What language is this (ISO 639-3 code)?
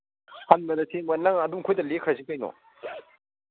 mni